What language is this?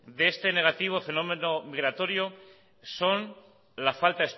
Spanish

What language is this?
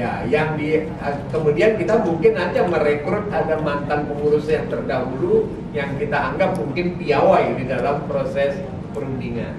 Indonesian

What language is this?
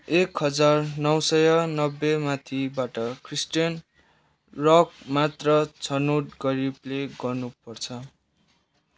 Nepali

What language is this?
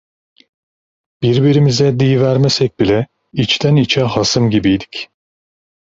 Turkish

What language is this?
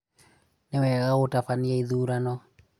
Kikuyu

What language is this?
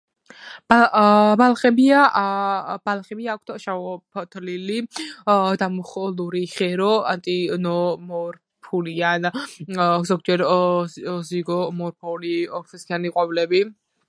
Georgian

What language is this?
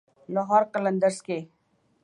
Urdu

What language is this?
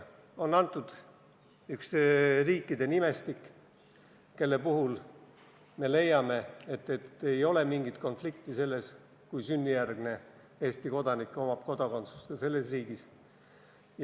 Estonian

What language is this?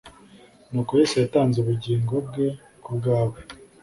Kinyarwanda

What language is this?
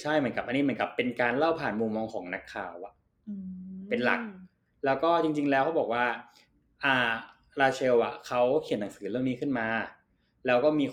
Thai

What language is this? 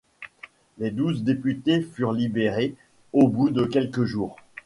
French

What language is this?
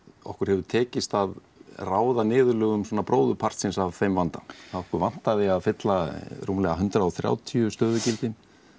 Icelandic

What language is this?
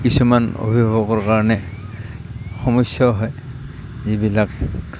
Assamese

